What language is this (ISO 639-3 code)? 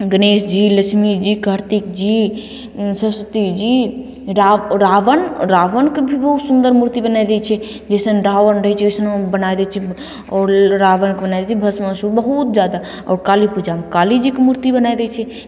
mai